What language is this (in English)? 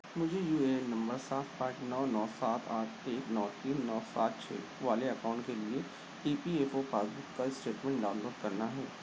Urdu